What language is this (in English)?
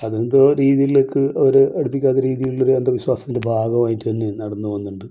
Malayalam